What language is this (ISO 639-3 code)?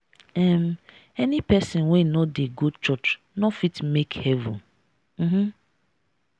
pcm